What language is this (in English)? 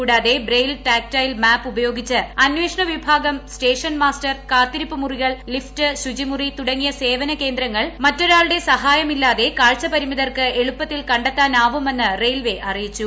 Malayalam